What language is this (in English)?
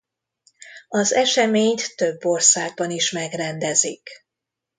Hungarian